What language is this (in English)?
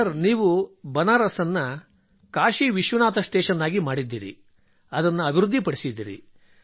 Kannada